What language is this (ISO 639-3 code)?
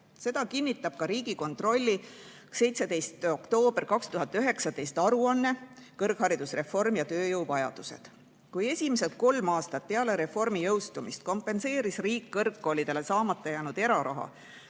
est